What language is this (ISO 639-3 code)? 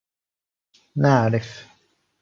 ara